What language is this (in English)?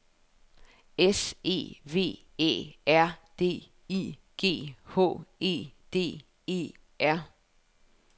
Danish